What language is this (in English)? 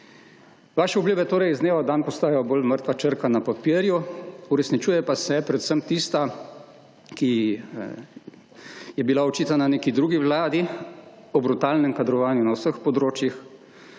Slovenian